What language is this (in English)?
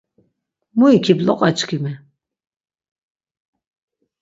Laz